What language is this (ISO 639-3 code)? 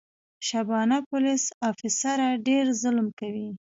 pus